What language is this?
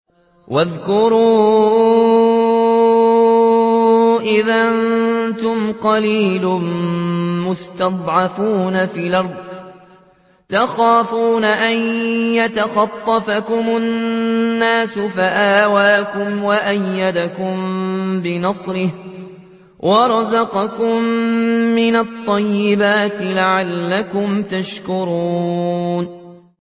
Arabic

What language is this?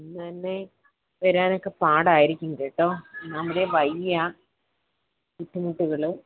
Malayalam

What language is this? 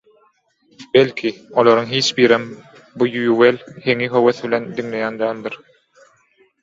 Turkmen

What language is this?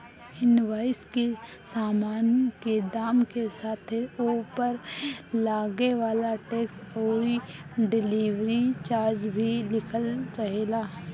Bhojpuri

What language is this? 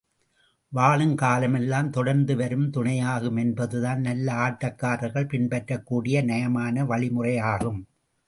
Tamil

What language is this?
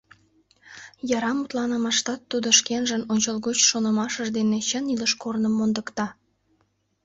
Mari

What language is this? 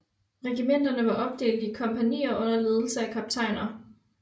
Danish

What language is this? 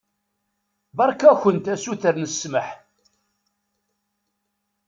Kabyle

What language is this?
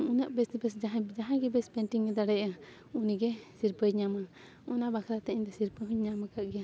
Santali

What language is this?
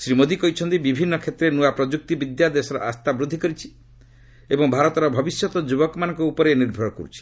Odia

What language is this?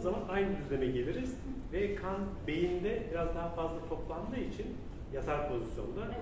Turkish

